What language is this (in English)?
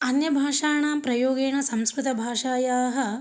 Sanskrit